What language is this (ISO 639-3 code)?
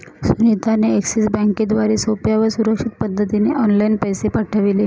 mar